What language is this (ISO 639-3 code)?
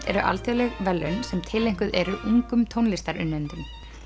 isl